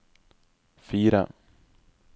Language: Norwegian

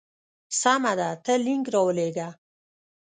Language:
Pashto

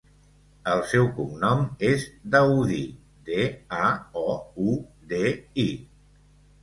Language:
Catalan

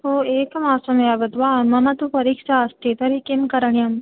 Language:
Sanskrit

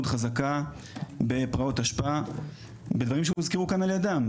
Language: Hebrew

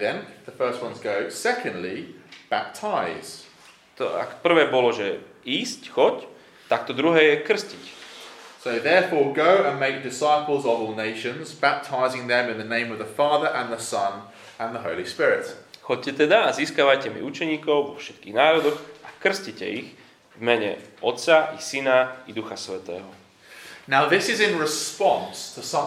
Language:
Slovak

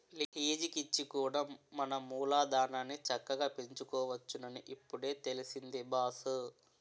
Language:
Telugu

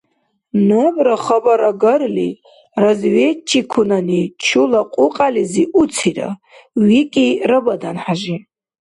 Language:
Dargwa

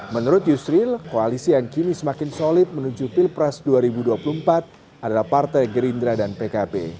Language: Indonesian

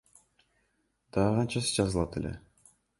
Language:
Kyrgyz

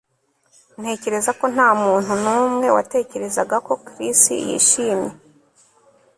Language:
Kinyarwanda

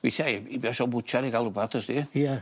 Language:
Welsh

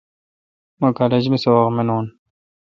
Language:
Kalkoti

